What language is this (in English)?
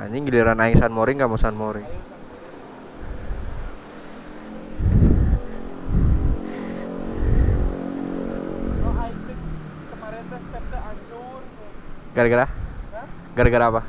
Indonesian